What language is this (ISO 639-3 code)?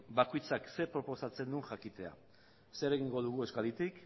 eus